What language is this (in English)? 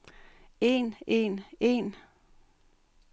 Danish